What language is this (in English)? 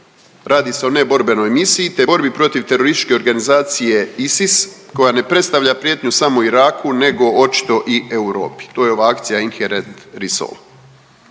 Croatian